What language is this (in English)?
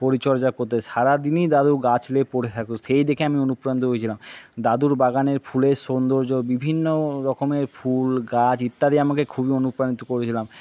Bangla